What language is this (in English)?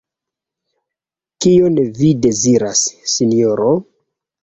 Esperanto